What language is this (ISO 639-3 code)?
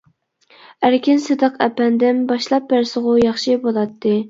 uig